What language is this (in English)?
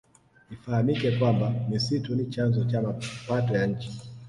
Swahili